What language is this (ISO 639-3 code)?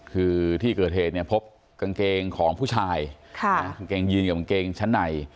tha